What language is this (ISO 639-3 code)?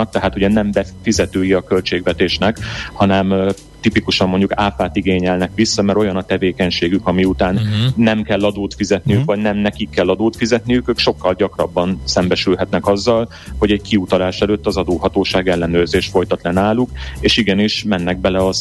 hun